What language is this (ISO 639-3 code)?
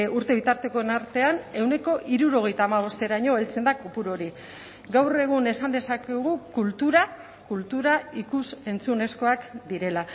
eus